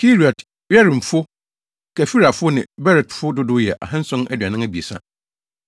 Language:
Akan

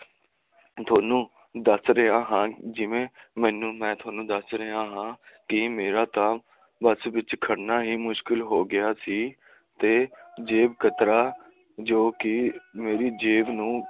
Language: Punjabi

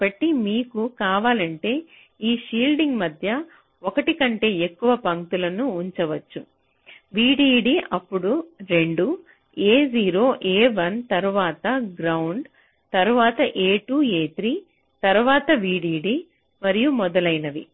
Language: Telugu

